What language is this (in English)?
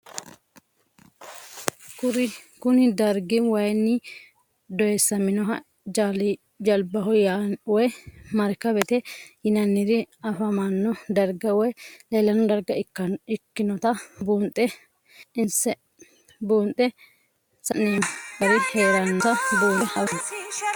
Sidamo